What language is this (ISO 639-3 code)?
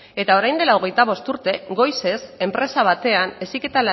eus